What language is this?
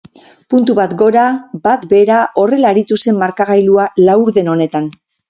Basque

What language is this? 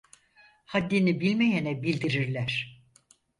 Turkish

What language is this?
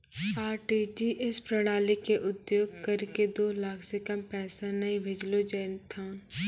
Maithili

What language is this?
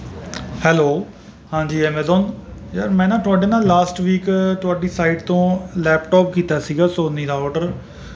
Punjabi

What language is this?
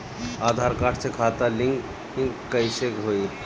Bhojpuri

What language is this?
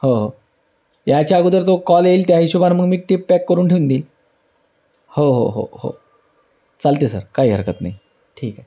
Marathi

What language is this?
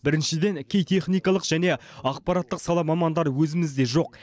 Kazakh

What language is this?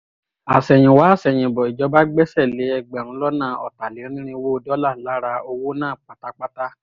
Yoruba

